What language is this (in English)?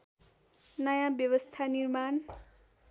Nepali